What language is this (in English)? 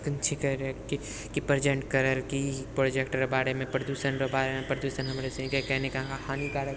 Maithili